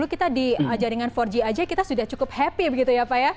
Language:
Indonesian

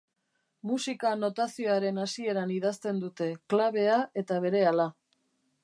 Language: Basque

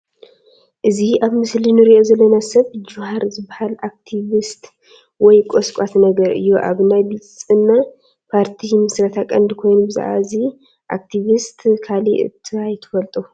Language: Tigrinya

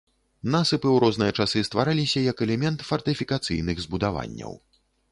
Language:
Belarusian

